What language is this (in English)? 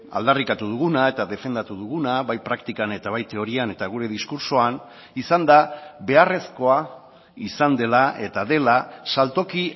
Basque